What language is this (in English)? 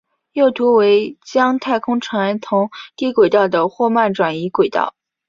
Chinese